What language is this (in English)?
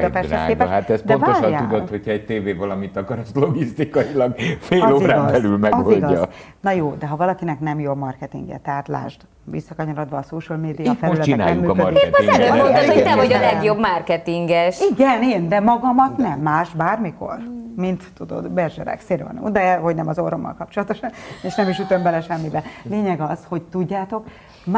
Hungarian